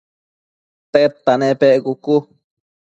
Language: Matsés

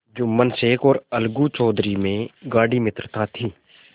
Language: Hindi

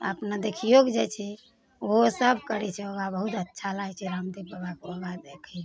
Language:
Maithili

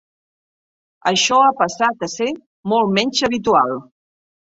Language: Catalan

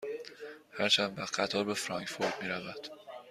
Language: Persian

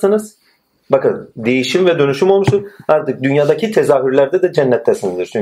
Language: Turkish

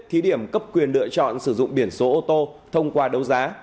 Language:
Vietnamese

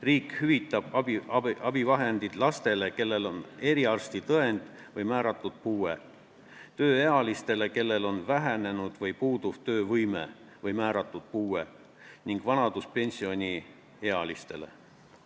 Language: Estonian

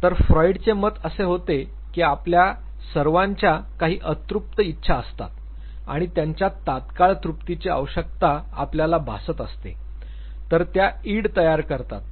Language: Marathi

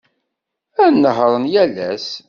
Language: Kabyle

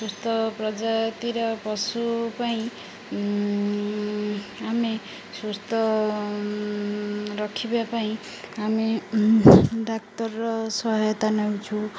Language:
Odia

